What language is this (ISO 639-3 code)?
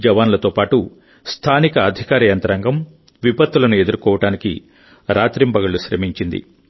tel